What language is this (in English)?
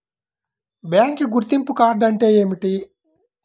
Telugu